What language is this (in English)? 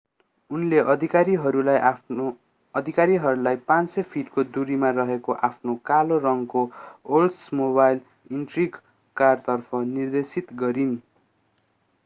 Nepali